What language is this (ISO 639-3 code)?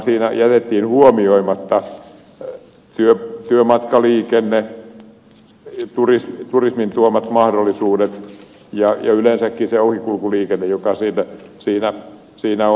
fin